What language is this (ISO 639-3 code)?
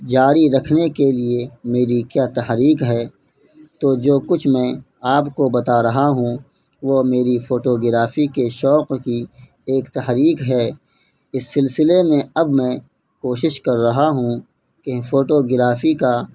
urd